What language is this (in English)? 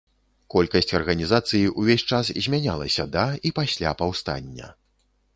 Belarusian